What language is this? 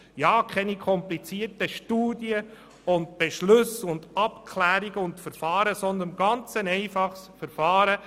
Swiss German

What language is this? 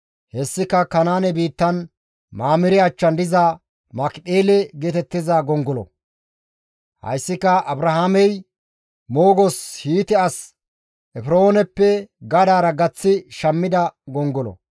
Gamo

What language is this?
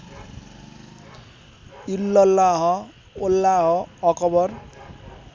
Nepali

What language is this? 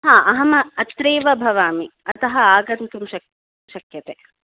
Sanskrit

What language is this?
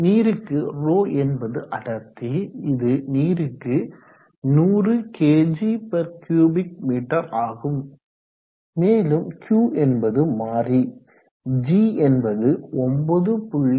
Tamil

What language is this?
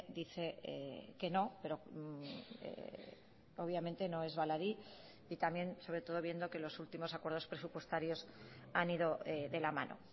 Spanish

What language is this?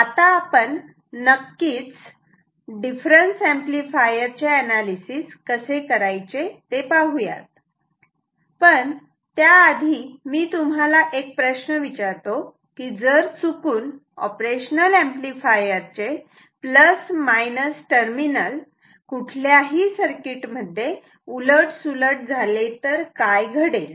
Marathi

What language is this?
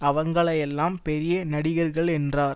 Tamil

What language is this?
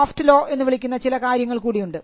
Malayalam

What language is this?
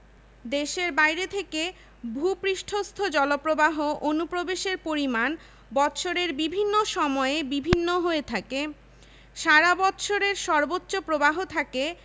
Bangla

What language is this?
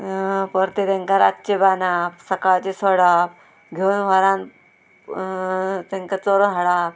Konkani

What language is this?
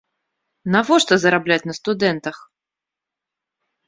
Belarusian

